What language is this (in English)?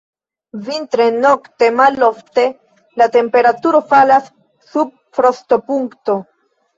Esperanto